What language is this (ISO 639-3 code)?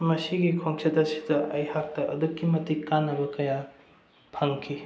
mni